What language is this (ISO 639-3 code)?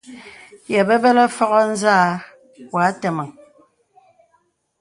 beb